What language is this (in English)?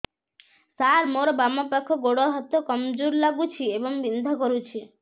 Odia